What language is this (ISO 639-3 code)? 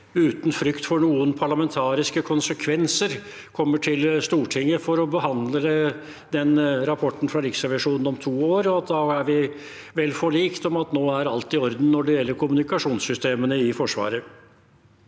nor